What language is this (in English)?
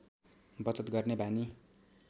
Nepali